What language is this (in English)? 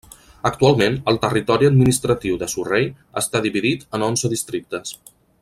Catalan